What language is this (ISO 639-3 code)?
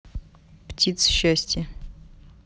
rus